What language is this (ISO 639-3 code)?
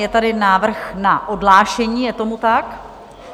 ces